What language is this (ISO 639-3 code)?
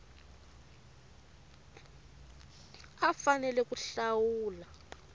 tso